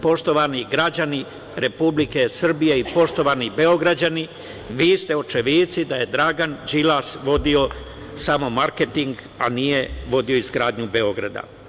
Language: Serbian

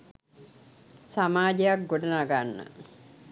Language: Sinhala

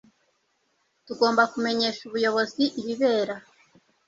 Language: Kinyarwanda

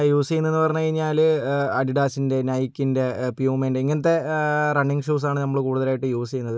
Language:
Malayalam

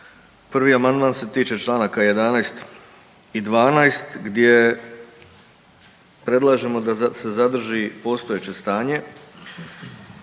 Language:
Croatian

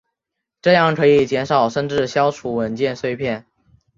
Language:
Chinese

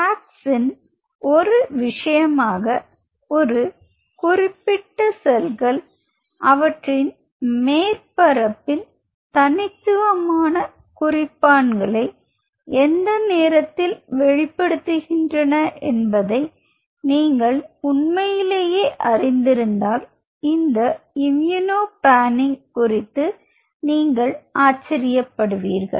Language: Tamil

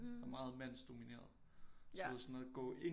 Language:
Danish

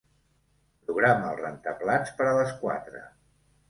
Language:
Catalan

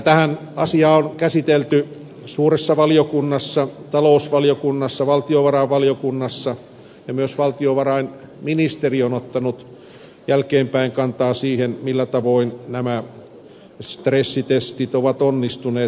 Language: Finnish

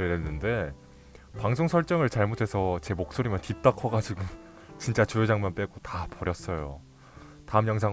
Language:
Korean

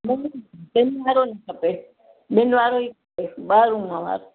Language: Sindhi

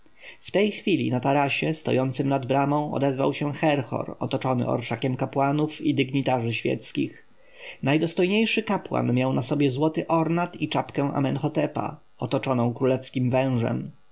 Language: Polish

